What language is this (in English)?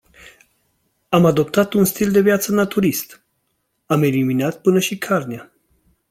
Romanian